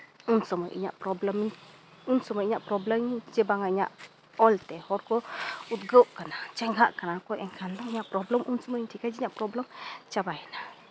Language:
Santali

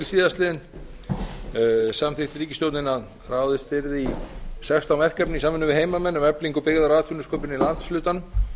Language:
Icelandic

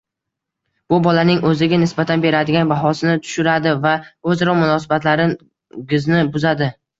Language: Uzbek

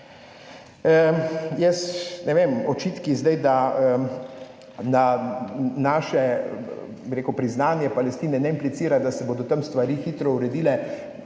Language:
Slovenian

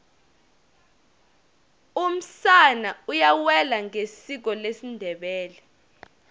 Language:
Tsonga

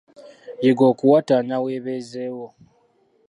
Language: Ganda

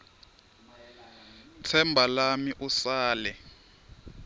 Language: Swati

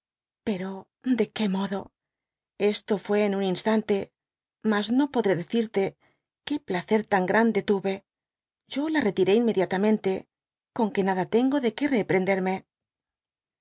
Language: Spanish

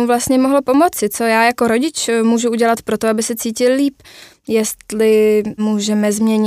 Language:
Czech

